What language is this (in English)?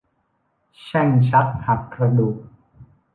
Thai